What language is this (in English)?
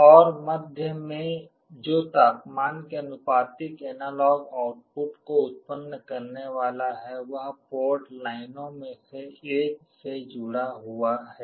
Hindi